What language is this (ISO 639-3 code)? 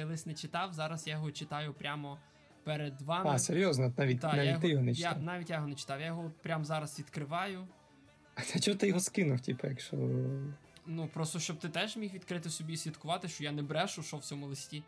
ukr